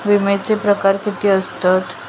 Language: Marathi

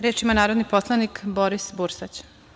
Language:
Serbian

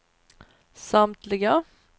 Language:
Swedish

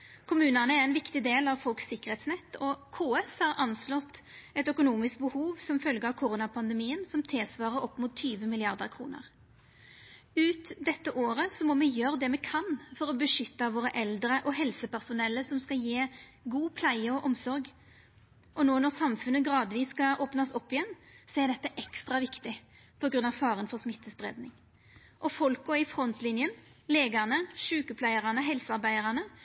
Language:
Norwegian Nynorsk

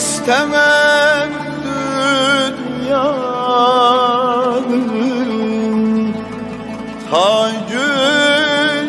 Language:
Arabic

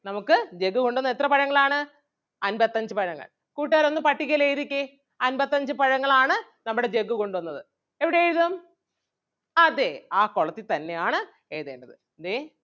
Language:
Malayalam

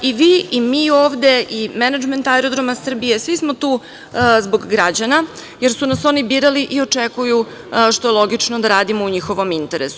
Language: Serbian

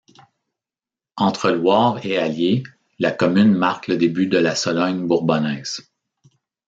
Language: French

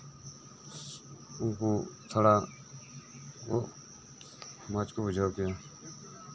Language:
Santali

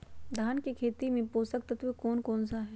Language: Magahi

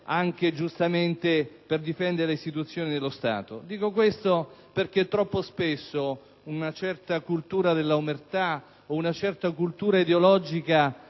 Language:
Italian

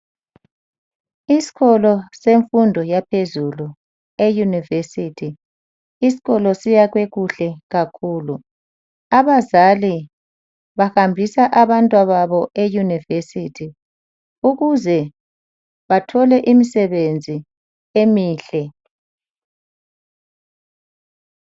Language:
North Ndebele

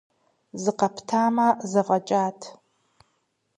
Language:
Kabardian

